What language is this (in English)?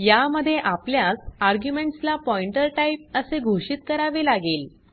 Marathi